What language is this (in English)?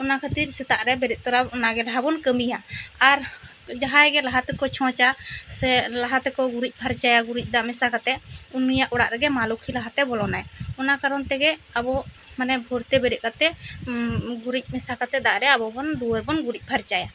Santali